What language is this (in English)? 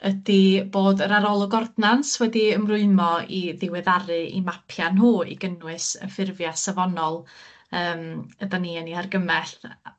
Welsh